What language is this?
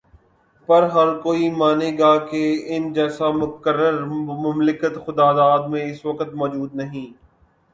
Urdu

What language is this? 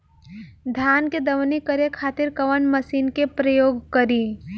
Bhojpuri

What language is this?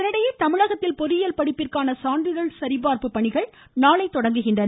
Tamil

